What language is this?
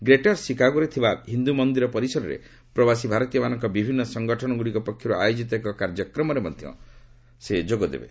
Odia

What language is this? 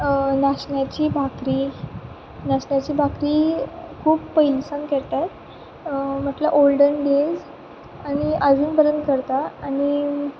Konkani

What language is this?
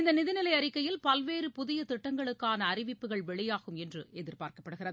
Tamil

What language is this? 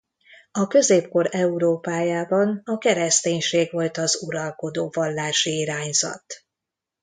Hungarian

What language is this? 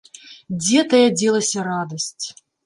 Belarusian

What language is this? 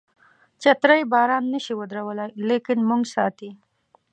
Pashto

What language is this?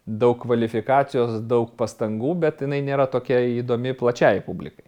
Lithuanian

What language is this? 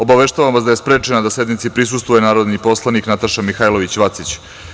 Serbian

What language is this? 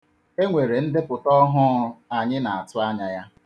Igbo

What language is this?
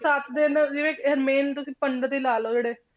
Punjabi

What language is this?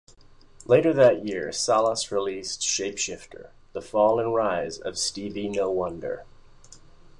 English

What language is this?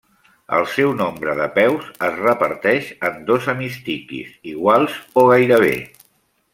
Catalan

